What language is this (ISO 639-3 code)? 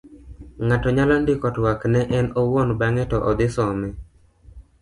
luo